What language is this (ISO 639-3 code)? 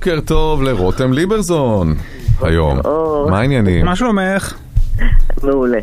heb